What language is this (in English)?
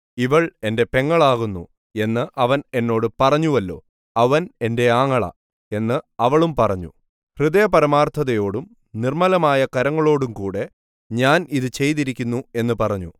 Malayalam